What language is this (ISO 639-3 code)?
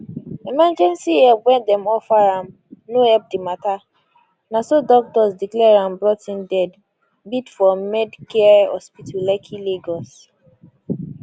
pcm